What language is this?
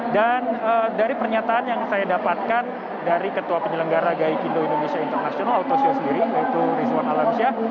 Indonesian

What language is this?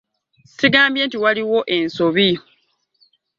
Ganda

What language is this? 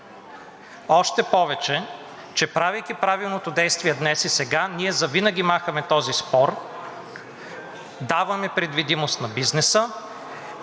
Bulgarian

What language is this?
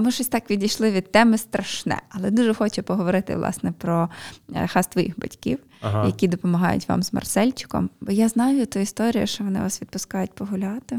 Ukrainian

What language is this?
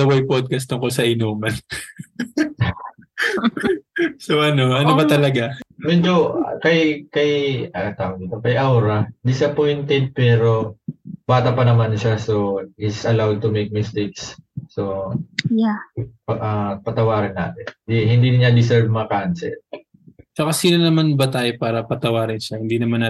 Filipino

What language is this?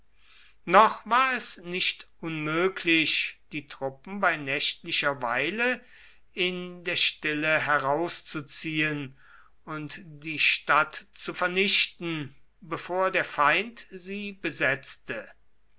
German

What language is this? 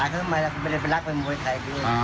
Thai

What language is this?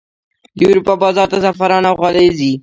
Pashto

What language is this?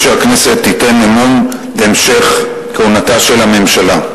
Hebrew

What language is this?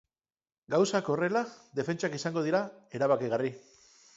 Basque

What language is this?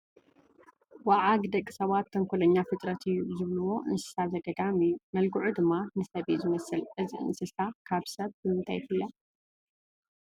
Tigrinya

